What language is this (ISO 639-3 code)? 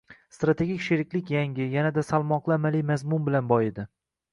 uzb